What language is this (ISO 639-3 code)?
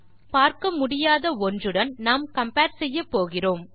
tam